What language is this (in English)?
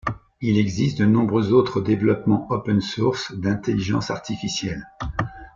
French